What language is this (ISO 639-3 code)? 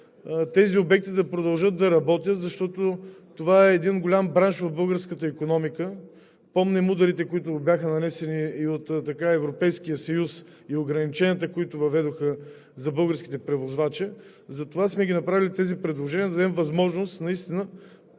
bul